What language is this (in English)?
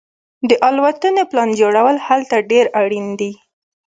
Pashto